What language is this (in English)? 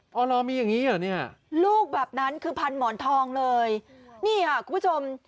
Thai